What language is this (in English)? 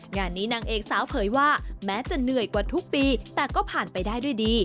Thai